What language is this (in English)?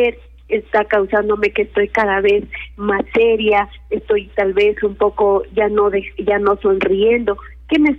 Spanish